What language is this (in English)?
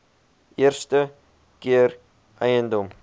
Afrikaans